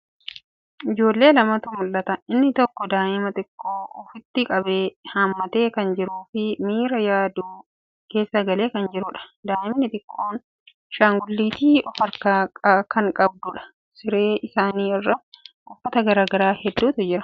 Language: Oromo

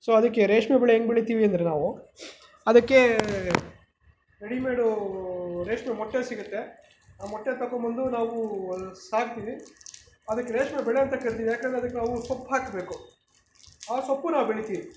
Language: Kannada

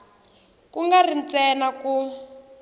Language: Tsonga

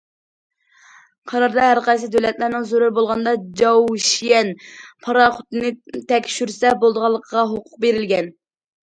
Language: Uyghur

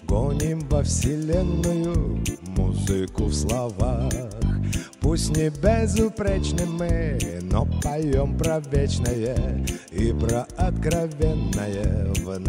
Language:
Russian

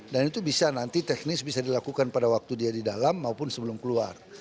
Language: Indonesian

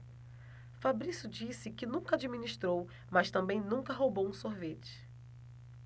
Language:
Portuguese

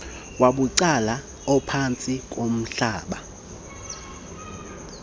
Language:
Xhosa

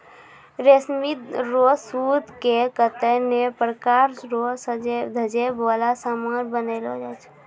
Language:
Maithili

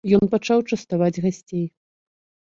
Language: Belarusian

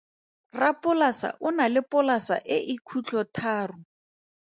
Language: Tswana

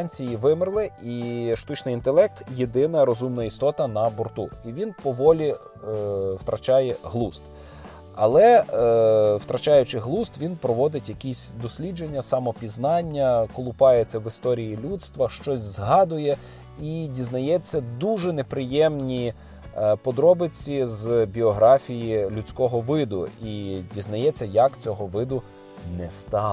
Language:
Ukrainian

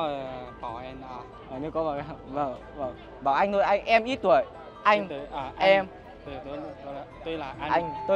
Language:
Vietnamese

